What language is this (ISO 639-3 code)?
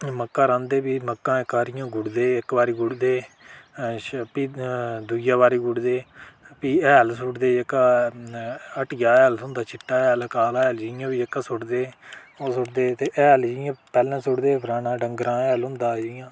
doi